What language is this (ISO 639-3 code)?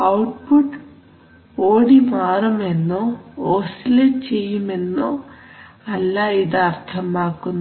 mal